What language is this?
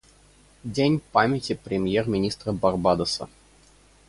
Russian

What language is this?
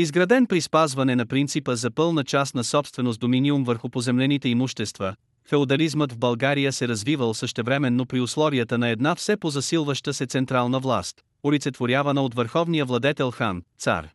Bulgarian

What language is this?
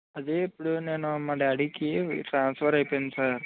Telugu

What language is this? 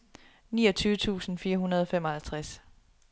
Danish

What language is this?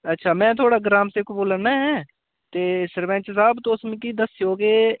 Dogri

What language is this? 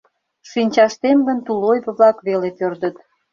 Mari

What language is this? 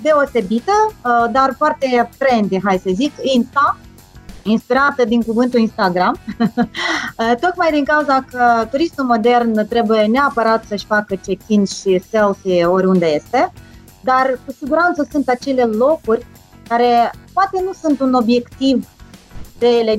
Romanian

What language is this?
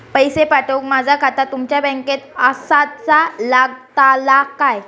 Marathi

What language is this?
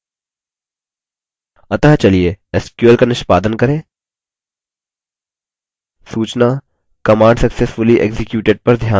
Hindi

